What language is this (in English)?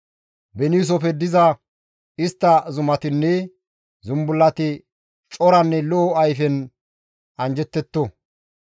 Gamo